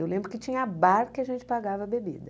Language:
Portuguese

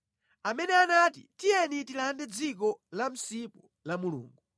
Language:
Nyanja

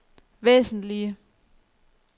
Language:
Danish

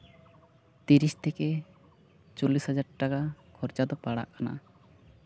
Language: Santali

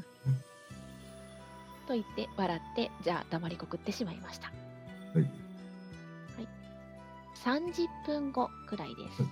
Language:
Japanese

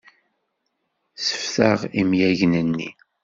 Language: Kabyle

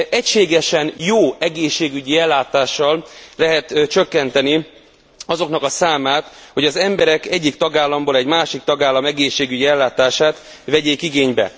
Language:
Hungarian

